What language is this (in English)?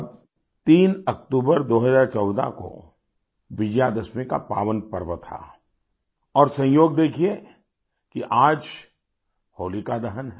Hindi